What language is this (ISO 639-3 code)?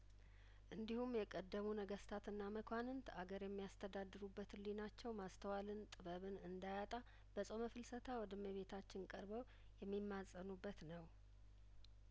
amh